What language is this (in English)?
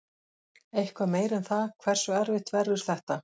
Icelandic